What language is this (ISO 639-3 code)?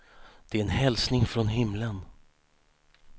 swe